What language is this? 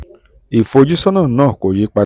Yoruba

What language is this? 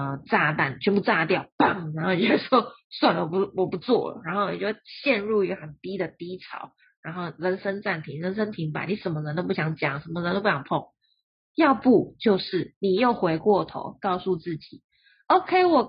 Chinese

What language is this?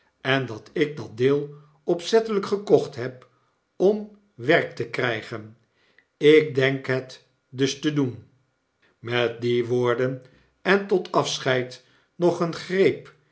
Dutch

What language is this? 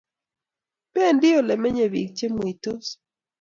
Kalenjin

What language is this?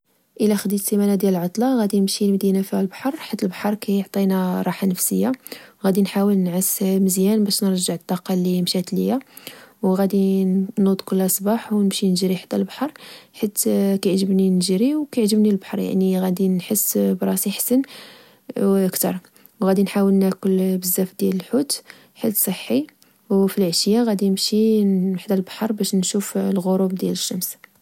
Moroccan Arabic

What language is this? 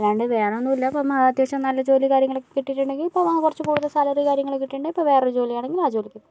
Malayalam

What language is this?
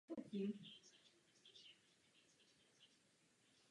Czech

